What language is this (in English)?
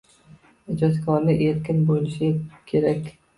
Uzbek